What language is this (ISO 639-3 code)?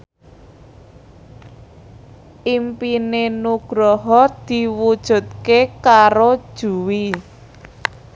jav